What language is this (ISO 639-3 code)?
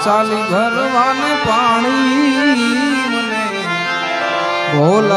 ara